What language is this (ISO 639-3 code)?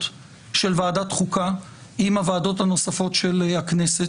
heb